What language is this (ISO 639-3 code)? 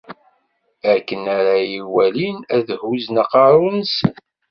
kab